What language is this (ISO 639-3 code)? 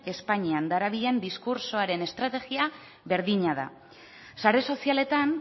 eus